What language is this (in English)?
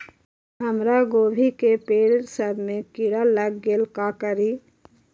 Magahi